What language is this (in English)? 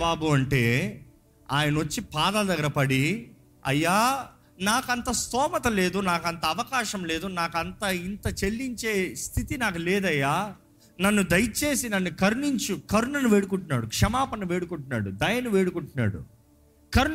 Telugu